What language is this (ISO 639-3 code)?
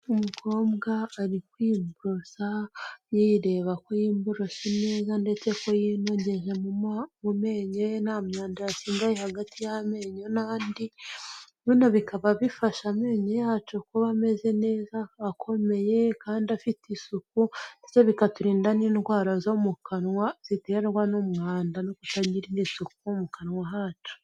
kin